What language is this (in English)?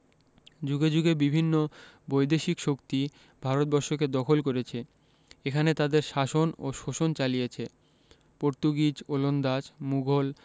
Bangla